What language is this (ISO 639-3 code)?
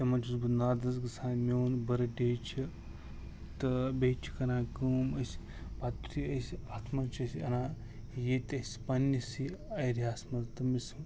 kas